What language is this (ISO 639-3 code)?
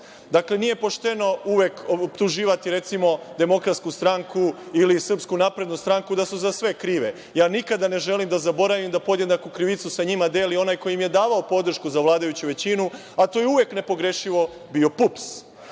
srp